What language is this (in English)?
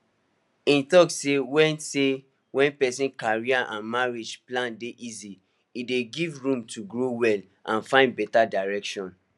Nigerian Pidgin